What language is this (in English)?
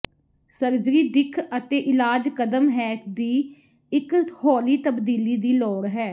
Punjabi